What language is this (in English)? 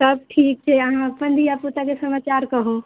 Maithili